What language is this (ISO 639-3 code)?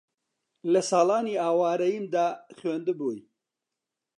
ckb